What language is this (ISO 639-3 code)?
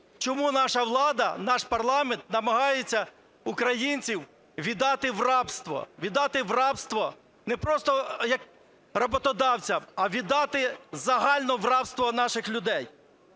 ukr